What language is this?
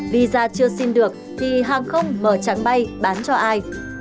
Vietnamese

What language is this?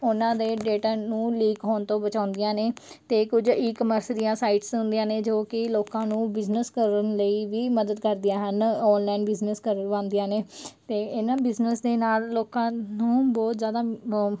Punjabi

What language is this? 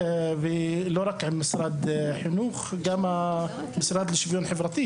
Hebrew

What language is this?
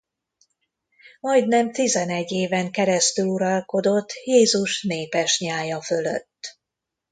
Hungarian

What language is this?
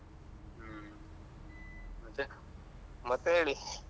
Kannada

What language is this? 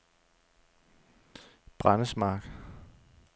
Danish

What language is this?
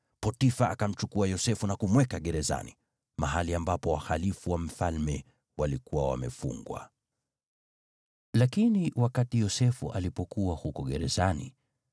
Swahili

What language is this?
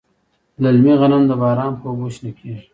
Pashto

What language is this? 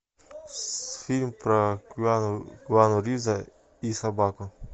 Russian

